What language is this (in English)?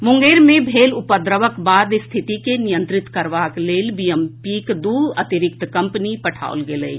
Maithili